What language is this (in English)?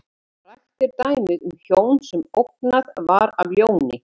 Icelandic